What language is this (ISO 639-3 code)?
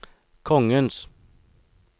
nor